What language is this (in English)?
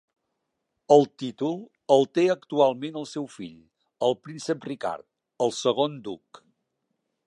Catalan